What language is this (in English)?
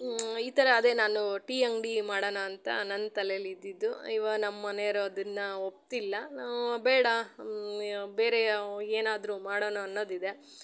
Kannada